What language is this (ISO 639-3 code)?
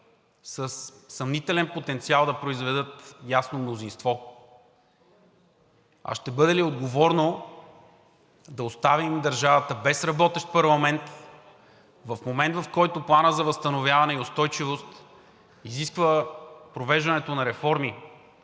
bul